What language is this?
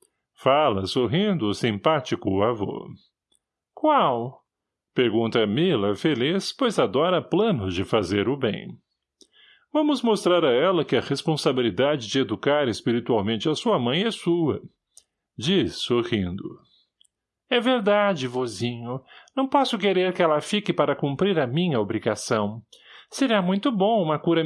Portuguese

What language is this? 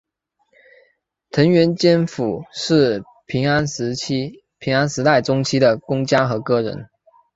Chinese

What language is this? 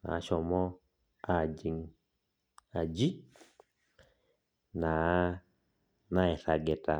Masai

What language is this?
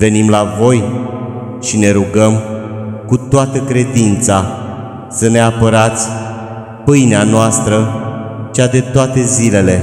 Romanian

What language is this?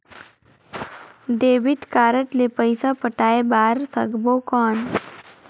Chhattisgarhi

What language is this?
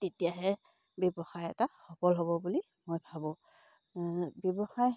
Assamese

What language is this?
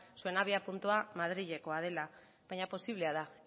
Basque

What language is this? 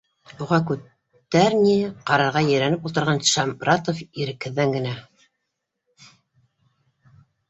Bashkir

